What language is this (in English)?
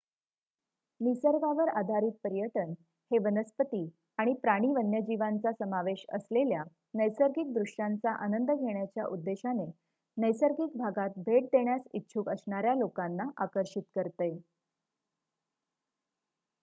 Marathi